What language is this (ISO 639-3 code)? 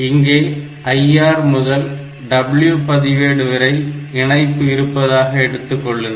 tam